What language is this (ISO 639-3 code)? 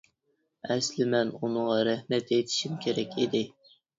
uig